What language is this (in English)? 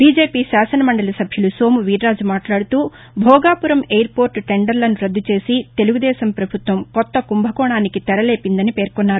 Telugu